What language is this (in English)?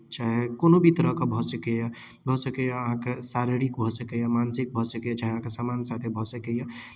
Maithili